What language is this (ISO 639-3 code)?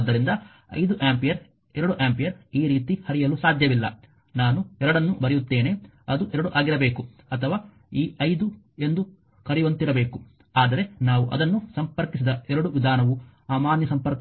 kan